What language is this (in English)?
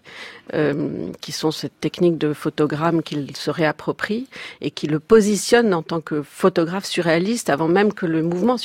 French